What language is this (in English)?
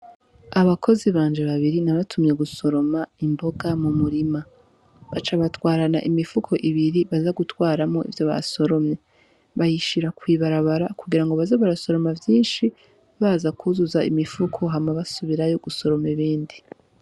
Rundi